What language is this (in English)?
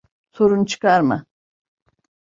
Turkish